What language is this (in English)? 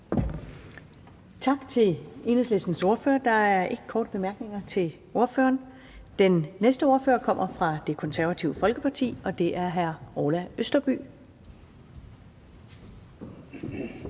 Danish